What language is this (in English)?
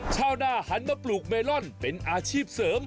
Thai